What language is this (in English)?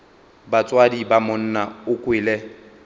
Northern Sotho